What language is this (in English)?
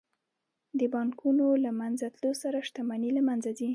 Pashto